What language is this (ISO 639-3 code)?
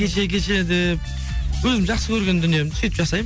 kaz